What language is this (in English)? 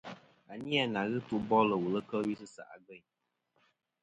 Kom